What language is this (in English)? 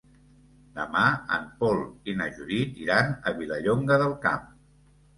Catalan